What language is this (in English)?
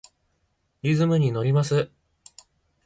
Japanese